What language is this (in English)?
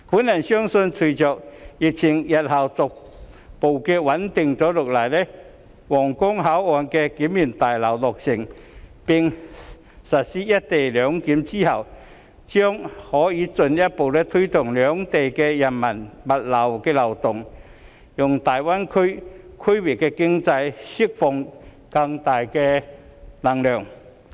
Cantonese